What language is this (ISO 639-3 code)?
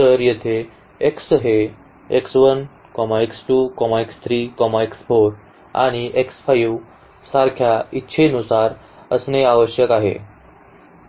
mar